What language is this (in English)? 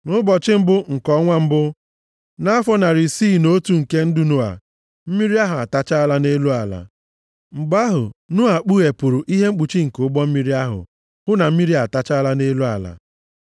Igbo